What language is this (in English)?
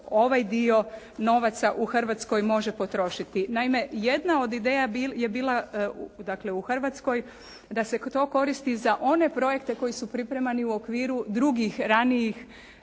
Croatian